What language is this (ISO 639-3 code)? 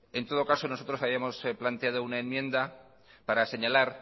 spa